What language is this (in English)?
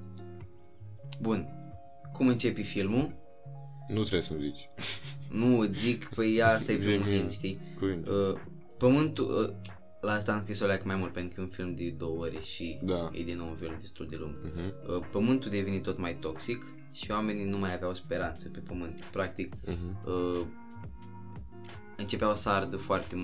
Romanian